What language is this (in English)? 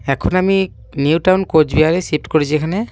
Bangla